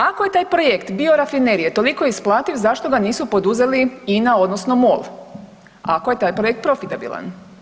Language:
Croatian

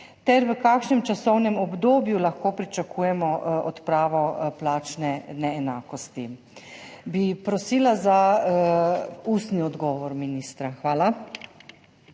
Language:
Slovenian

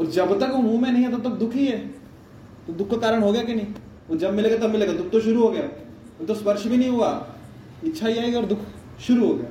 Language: Hindi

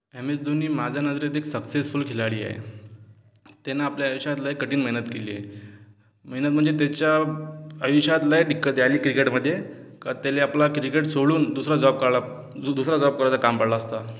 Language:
Marathi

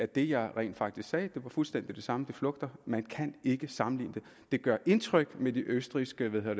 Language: Danish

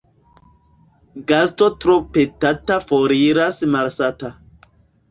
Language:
Esperanto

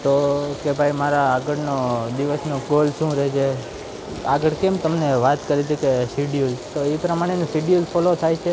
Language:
Gujarati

